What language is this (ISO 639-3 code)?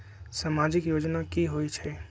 mag